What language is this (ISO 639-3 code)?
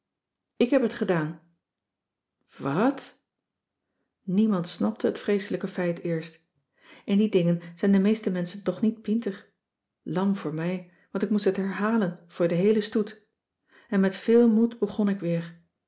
nld